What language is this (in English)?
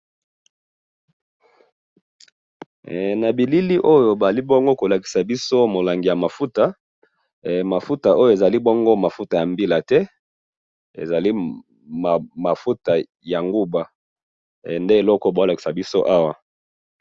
Lingala